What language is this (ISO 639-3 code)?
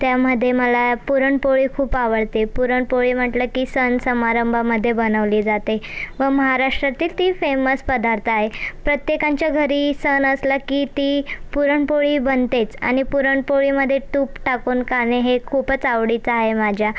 mar